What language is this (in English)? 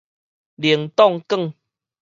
Min Nan Chinese